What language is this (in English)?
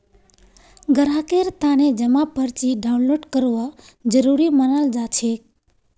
Magahi